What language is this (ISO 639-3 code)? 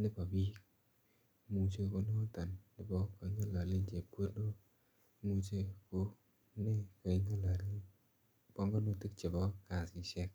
kln